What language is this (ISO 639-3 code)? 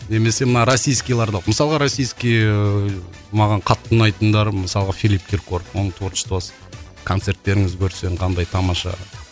kaz